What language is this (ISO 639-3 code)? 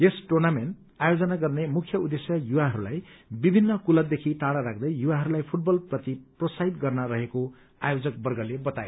nep